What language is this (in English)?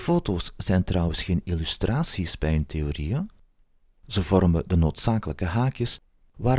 Dutch